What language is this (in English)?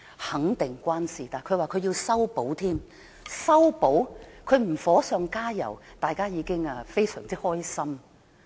Cantonese